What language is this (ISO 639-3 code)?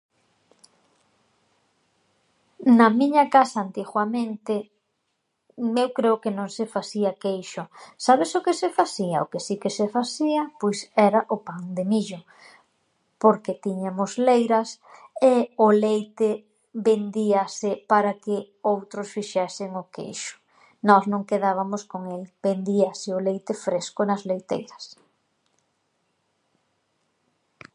glg